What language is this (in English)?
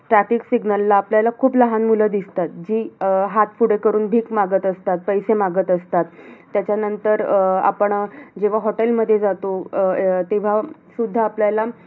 Marathi